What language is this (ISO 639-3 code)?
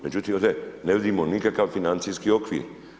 hrv